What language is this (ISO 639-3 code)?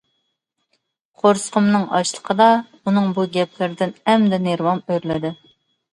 uig